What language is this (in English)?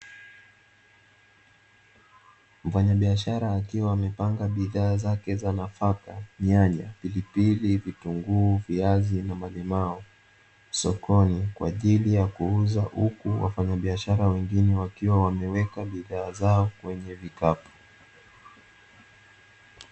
Swahili